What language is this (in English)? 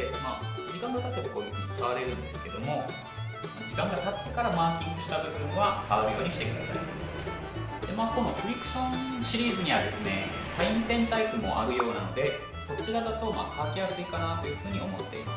Japanese